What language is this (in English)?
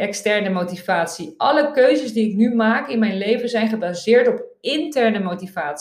Dutch